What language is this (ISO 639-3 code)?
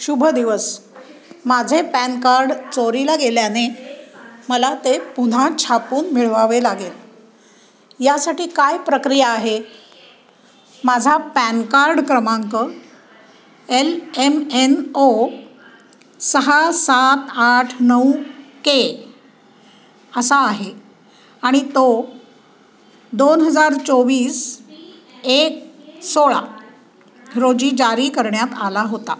mar